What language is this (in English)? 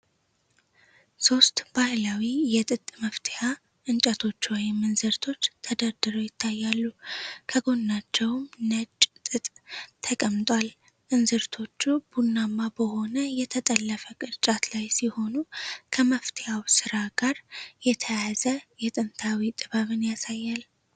Amharic